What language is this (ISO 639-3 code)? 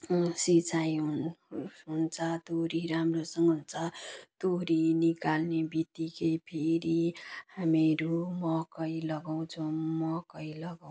nep